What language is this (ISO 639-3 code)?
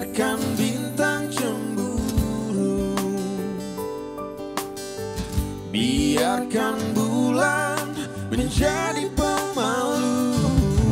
ind